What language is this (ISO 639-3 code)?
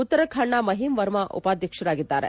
kan